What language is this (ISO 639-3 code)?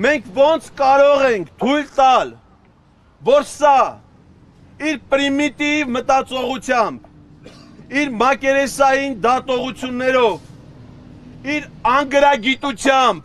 ron